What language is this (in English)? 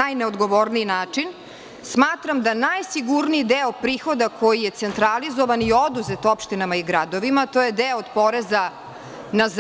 Serbian